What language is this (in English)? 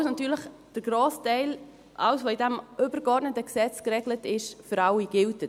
Swiss German